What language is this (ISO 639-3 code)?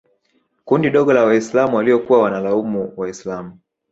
swa